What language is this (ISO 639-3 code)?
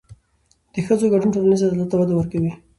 pus